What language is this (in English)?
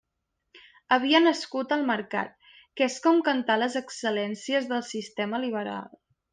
Catalan